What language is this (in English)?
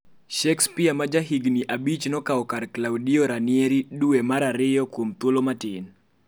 Luo (Kenya and Tanzania)